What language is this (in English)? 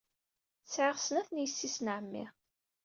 Kabyle